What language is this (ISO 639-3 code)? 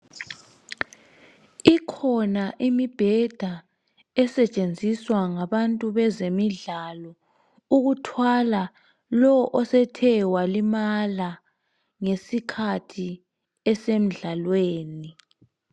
nde